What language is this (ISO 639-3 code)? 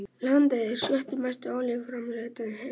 isl